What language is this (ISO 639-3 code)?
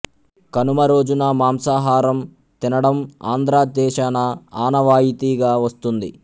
tel